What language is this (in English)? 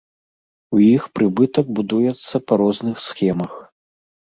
Belarusian